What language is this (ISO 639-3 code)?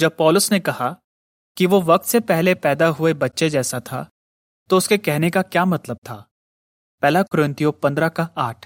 hin